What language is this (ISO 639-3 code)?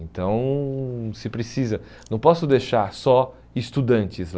por